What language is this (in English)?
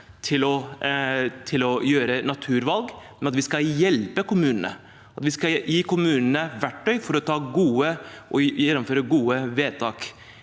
Norwegian